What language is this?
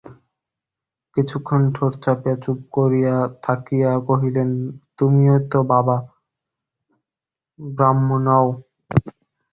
Bangla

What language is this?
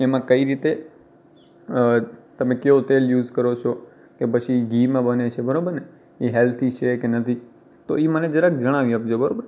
Gujarati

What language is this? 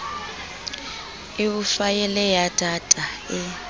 Southern Sotho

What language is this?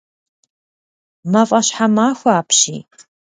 Kabardian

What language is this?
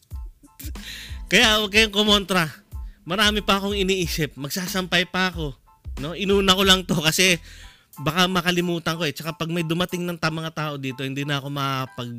Filipino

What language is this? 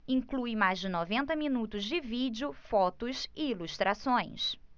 Portuguese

